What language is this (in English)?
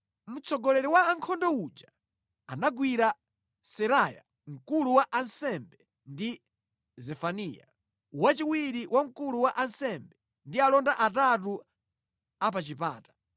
Nyanja